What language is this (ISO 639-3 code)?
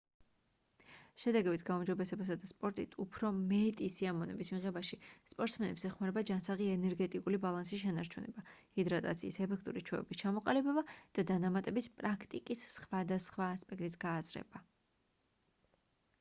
kat